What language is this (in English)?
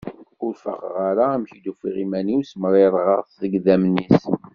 Kabyle